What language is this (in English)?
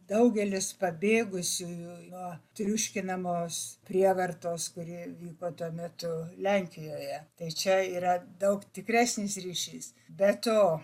Lithuanian